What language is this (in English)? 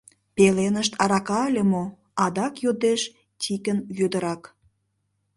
Mari